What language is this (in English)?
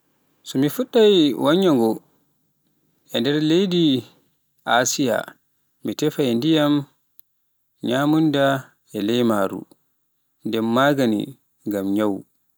Pular